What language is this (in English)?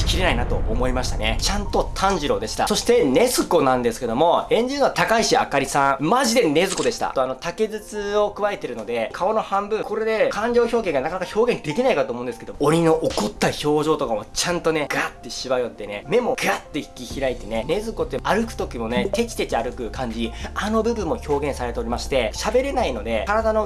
Japanese